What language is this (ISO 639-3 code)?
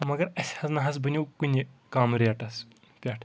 kas